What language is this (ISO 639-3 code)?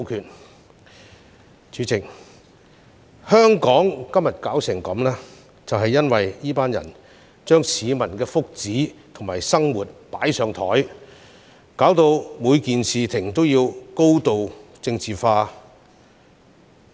yue